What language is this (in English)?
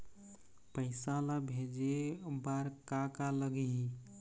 Chhattisgarhi